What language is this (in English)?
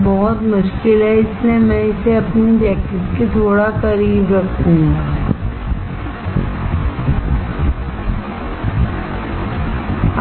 Hindi